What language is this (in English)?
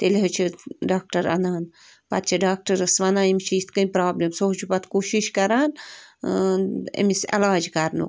Kashmiri